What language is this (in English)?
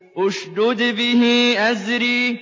Arabic